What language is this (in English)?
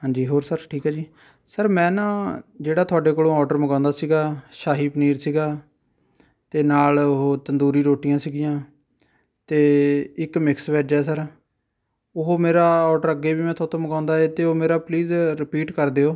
Punjabi